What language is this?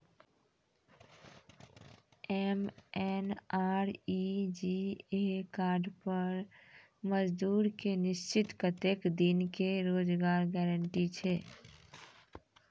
Maithili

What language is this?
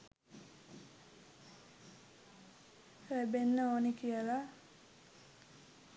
Sinhala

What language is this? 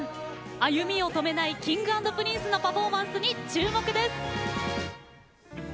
Japanese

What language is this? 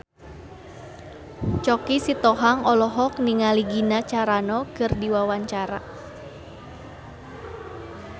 Sundanese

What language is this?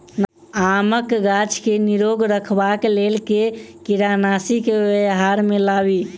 Maithili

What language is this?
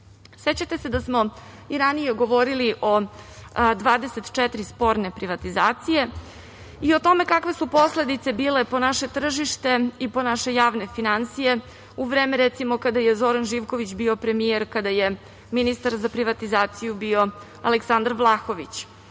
Serbian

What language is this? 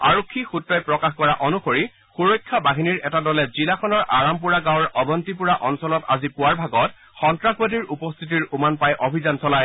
Assamese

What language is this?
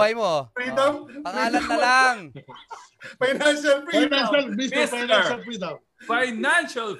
Filipino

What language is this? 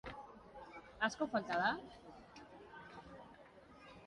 Basque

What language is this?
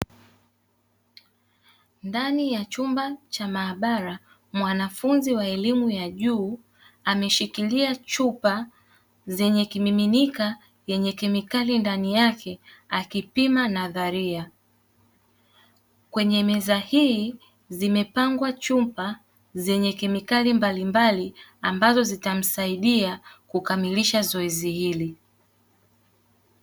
Swahili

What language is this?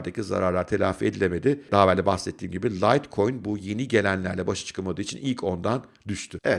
Turkish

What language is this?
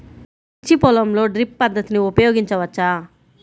Telugu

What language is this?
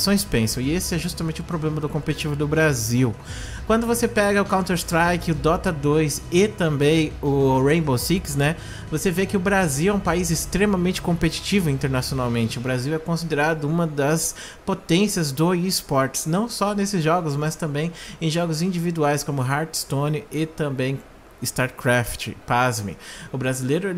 Portuguese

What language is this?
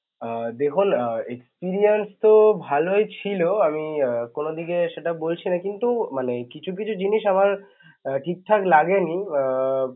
Bangla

